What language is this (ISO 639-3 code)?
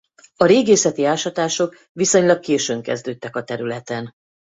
hun